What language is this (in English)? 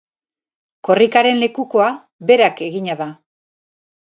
Basque